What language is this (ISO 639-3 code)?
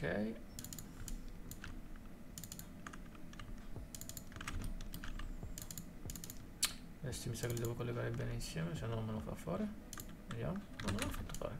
ita